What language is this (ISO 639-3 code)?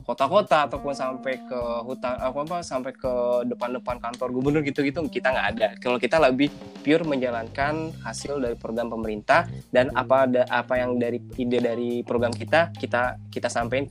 ind